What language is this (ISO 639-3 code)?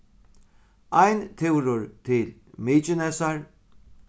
fao